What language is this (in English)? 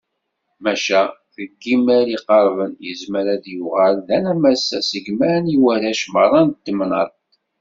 Kabyle